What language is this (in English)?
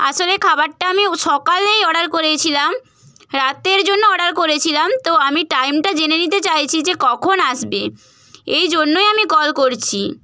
Bangla